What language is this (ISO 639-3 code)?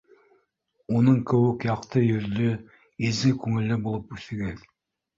bak